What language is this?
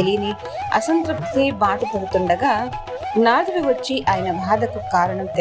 Telugu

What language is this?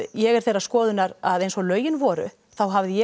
Icelandic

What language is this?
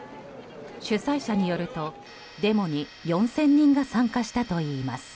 Japanese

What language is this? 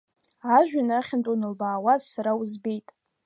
Abkhazian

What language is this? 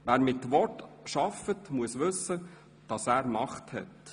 Swiss German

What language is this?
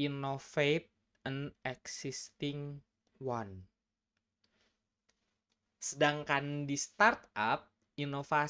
Indonesian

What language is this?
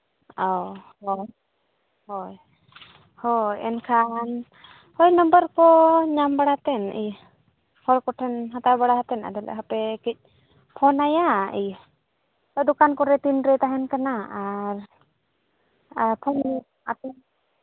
Santali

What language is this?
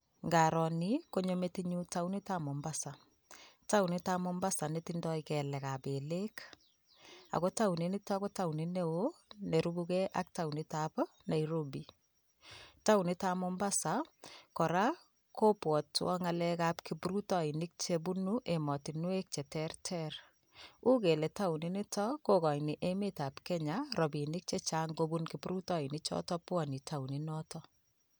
Kalenjin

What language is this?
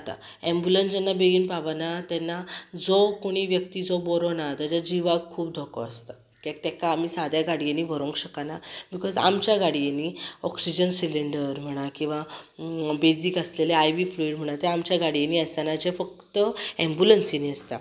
Konkani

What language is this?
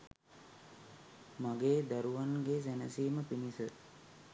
Sinhala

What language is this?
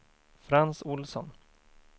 Swedish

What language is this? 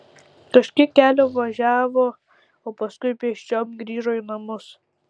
Lithuanian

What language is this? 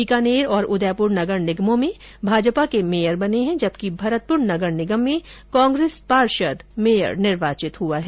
Hindi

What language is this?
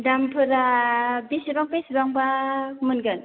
Bodo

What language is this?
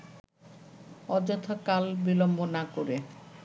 Bangla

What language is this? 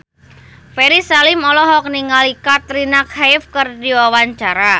Sundanese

